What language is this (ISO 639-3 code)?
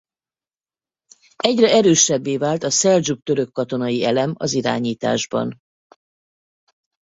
hun